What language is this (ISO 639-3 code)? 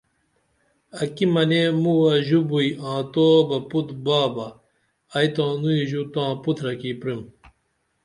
dml